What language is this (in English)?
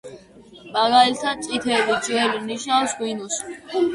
Georgian